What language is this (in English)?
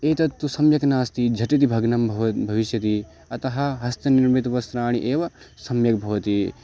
Sanskrit